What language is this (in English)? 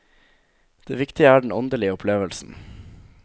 Norwegian